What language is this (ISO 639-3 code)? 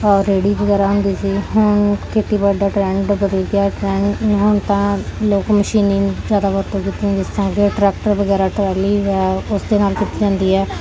pan